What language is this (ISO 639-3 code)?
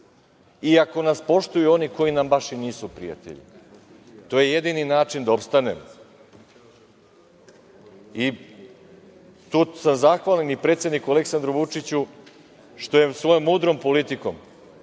srp